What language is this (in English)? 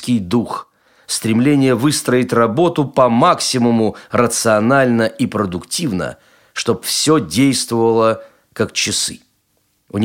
Russian